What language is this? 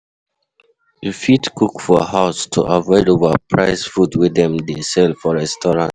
Nigerian Pidgin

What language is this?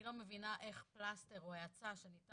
Hebrew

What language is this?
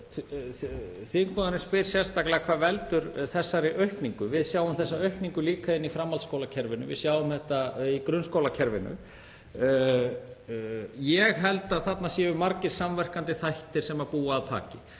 Icelandic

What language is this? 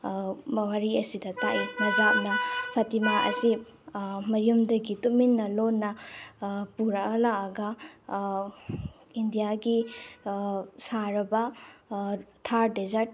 Manipuri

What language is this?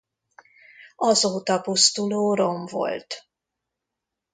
Hungarian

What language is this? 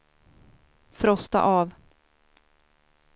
Swedish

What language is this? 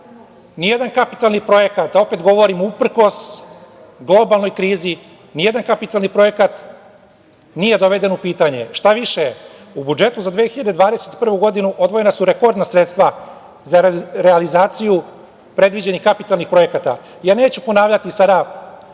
Serbian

